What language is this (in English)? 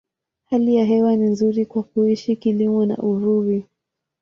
Swahili